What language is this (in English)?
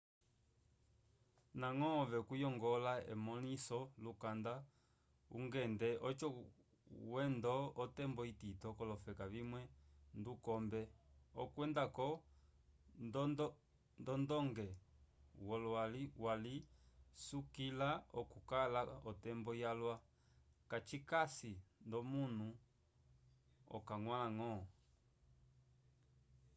Umbundu